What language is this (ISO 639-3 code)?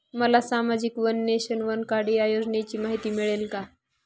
mar